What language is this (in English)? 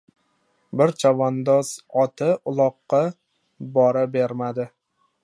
Uzbek